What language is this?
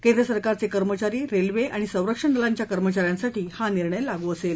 Marathi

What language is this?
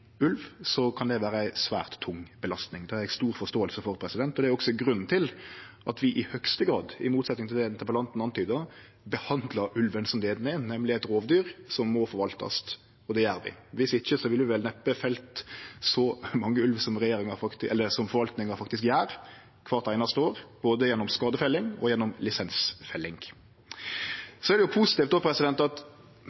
Norwegian Nynorsk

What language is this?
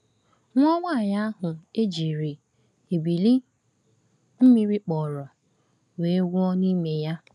Igbo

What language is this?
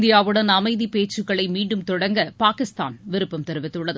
Tamil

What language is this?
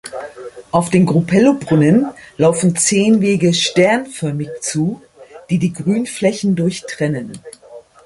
German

